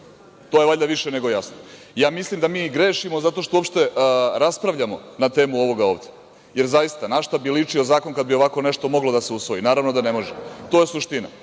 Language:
Serbian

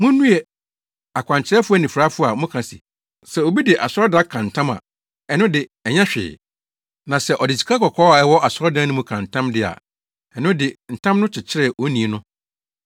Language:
Akan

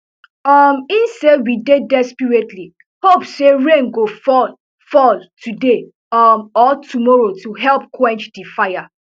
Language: Nigerian Pidgin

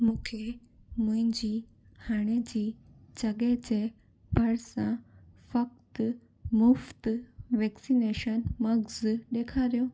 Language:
Sindhi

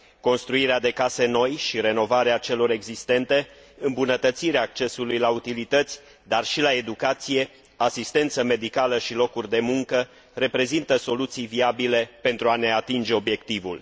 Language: Romanian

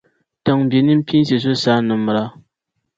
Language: Dagbani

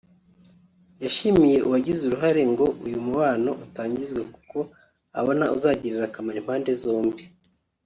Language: Kinyarwanda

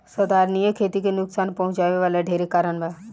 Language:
Bhojpuri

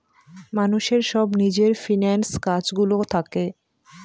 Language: Bangla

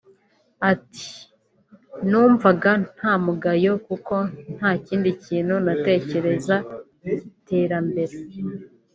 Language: Kinyarwanda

